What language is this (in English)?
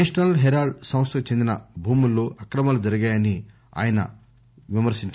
Telugu